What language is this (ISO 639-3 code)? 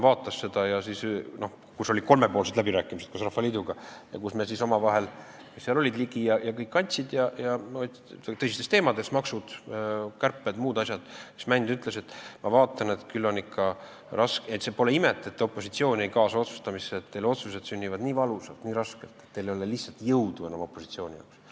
est